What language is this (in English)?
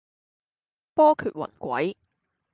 Cantonese